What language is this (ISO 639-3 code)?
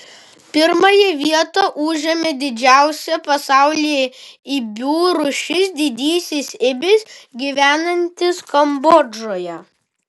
lit